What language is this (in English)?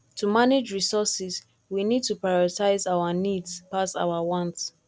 Nigerian Pidgin